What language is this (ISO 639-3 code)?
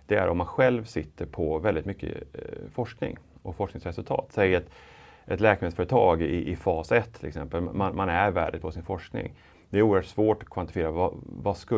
swe